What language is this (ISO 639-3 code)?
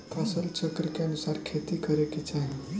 bho